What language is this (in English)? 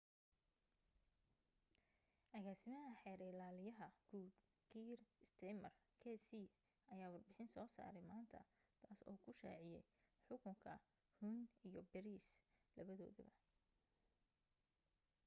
Somali